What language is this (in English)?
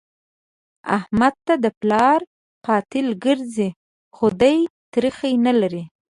Pashto